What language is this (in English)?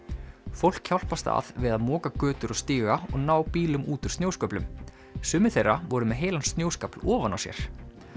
Icelandic